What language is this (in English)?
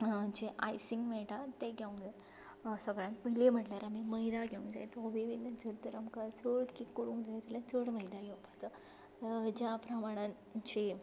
Konkani